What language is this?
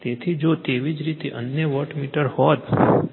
Gujarati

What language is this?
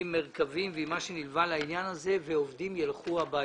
Hebrew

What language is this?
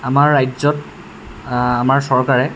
Assamese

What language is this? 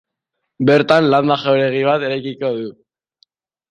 Basque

